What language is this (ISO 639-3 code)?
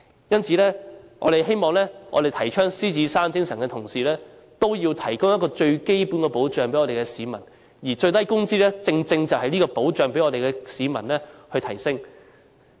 yue